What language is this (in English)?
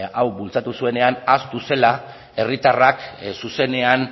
Basque